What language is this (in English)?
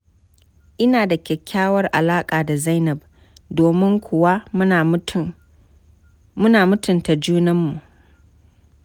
Hausa